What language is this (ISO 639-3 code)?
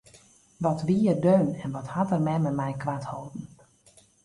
fry